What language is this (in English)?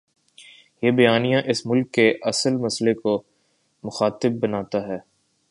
Urdu